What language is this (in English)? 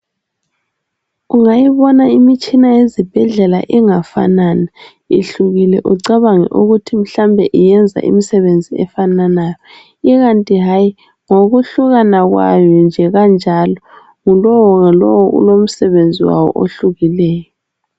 North Ndebele